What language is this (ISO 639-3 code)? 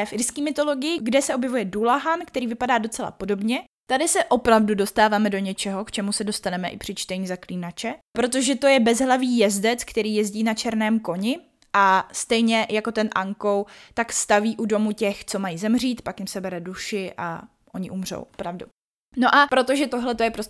ces